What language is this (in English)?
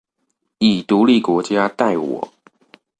Chinese